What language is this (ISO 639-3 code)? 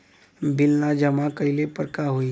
bho